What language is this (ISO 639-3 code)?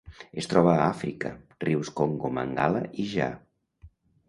cat